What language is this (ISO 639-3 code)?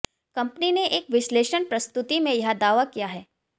hin